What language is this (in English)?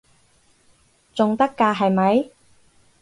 Cantonese